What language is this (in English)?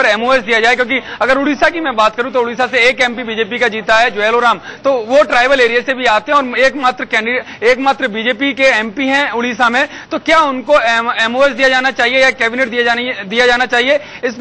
Hindi